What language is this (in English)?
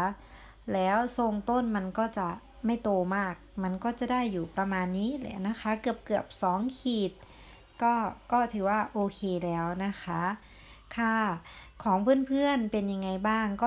Thai